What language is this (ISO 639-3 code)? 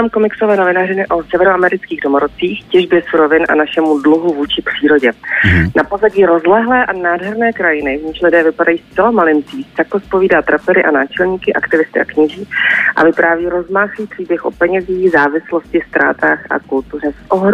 ces